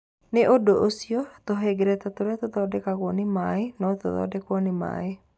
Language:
Kikuyu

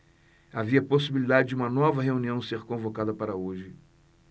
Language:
Portuguese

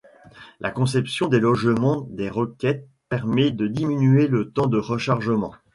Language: French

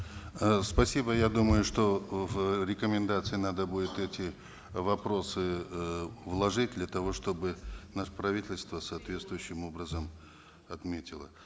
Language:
Kazakh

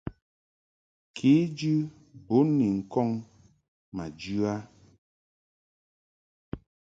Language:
Mungaka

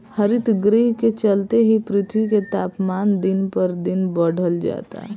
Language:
Bhojpuri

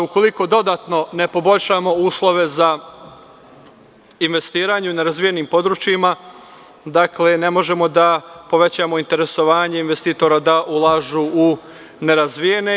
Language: Serbian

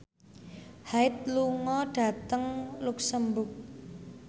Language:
Javanese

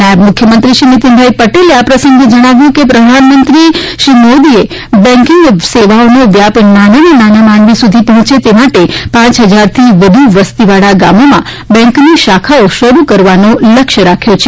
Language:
Gujarati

